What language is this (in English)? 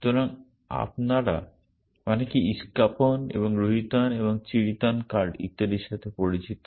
Bangla